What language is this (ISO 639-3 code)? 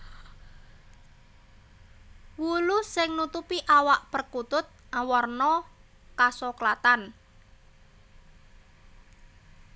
jav